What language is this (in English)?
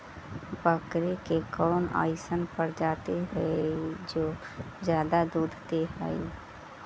Magahi